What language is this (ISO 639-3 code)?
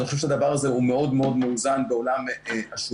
heb